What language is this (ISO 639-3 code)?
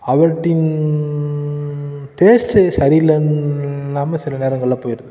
tam